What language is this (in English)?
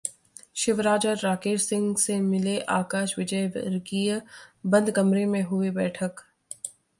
Hindi